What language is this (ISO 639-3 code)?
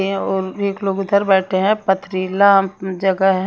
hin